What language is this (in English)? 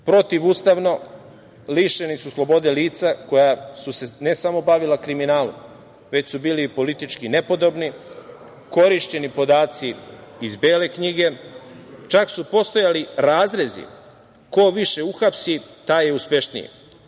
Serbian